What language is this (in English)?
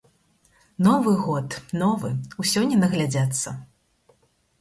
Belarusian